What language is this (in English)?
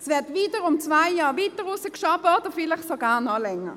Swiss German